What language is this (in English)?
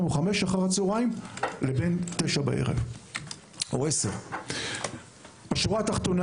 Hebrew